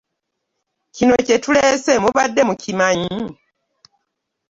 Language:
Ganda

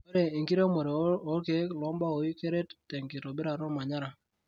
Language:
Masai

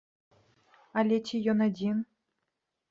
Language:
Belarusian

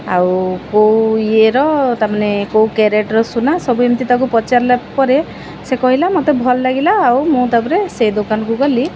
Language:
Odia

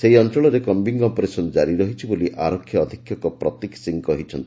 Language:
Odia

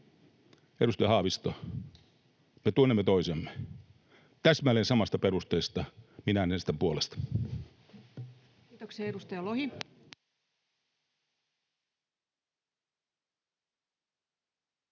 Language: Finnish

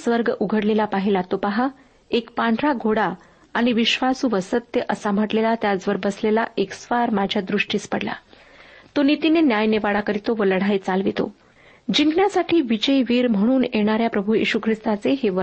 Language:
Marathi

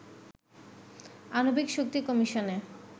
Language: Bangla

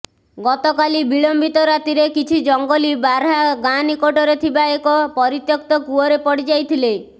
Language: Odia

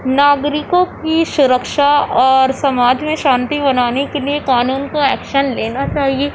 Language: Urdu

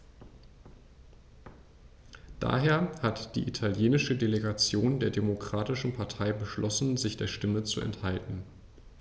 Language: German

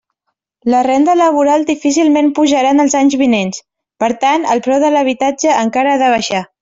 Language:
Catalan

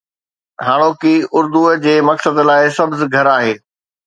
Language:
Sindhi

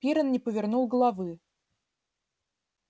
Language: Russian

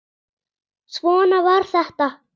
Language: Icelandic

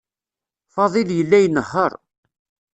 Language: Kabyle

